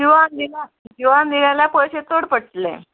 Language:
Konkani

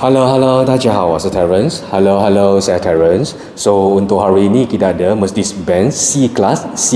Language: Malay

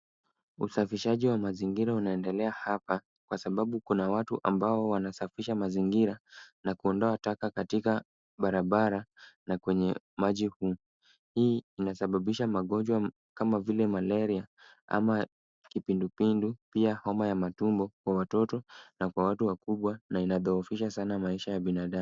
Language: Swahili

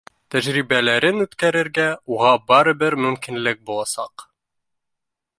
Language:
Bashkir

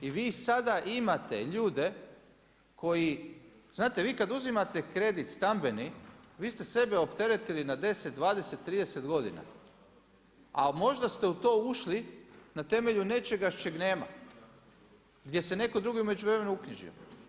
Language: Croatian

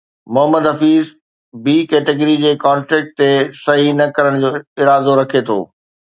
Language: Sindhi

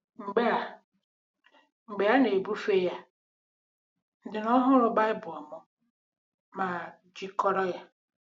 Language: Igbo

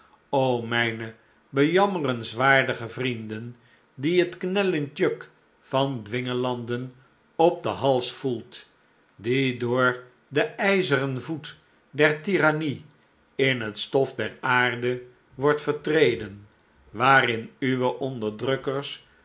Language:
Dutch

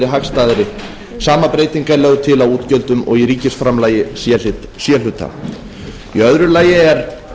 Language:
Icelandic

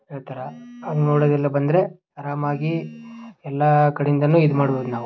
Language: Kannada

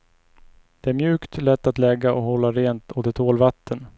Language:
Swedish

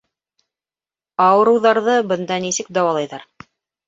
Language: Bashkir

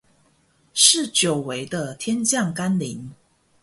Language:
Chinese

